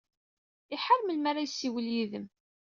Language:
Kabyle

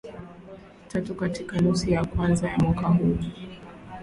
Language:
Swahili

